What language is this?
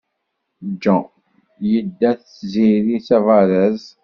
Kabyle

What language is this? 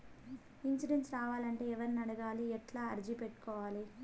Telugu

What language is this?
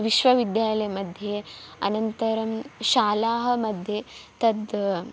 Sanskrit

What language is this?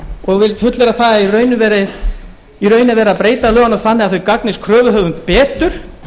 Icelandic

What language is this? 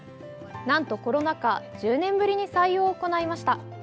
Japanese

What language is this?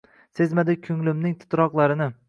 Uzbek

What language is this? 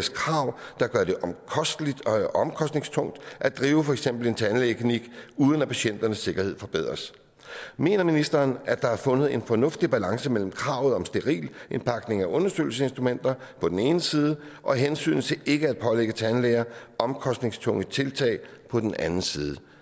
Danish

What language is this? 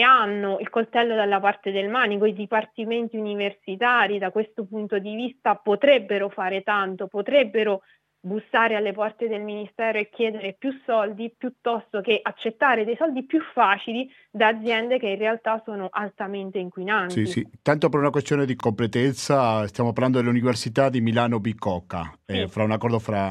Italian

